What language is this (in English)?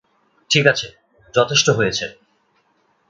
Bangla